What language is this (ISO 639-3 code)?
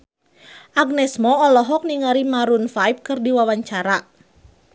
sun